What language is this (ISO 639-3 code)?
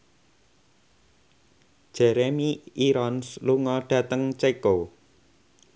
jav